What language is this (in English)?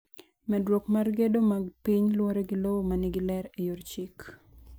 Luo (Kenya and Tanzania)